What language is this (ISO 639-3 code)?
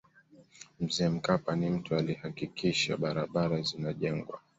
swa